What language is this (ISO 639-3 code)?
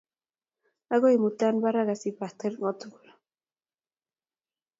kln